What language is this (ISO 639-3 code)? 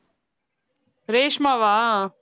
tam